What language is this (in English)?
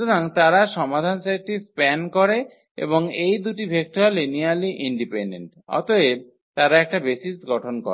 Bangla